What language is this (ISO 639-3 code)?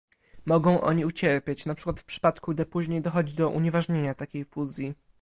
pol